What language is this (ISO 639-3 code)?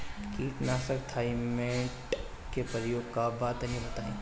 bho